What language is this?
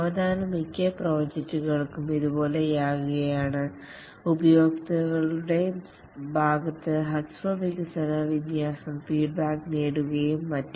Malayalam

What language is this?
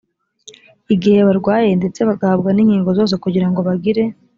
Kinyarwanda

